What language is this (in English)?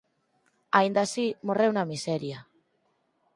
Galician